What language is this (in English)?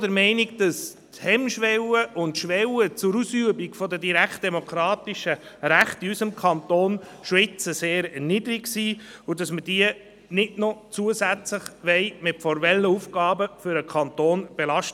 Swiss German